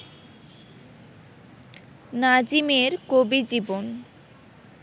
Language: Bangla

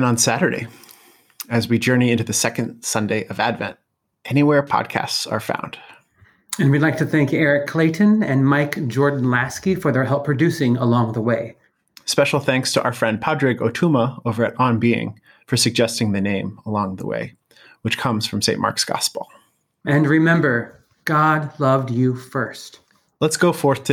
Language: English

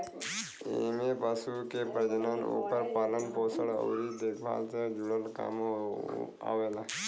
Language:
Bhojpuri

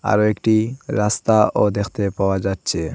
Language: Bangla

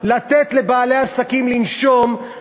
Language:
Hebrew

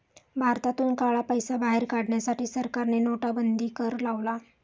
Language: Marathi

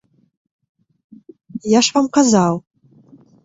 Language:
Belarusian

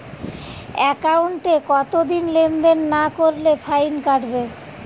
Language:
Bangla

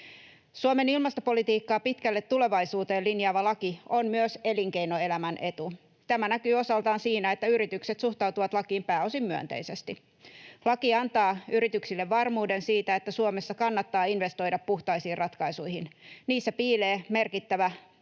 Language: Finnish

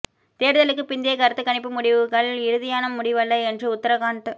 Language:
Tamil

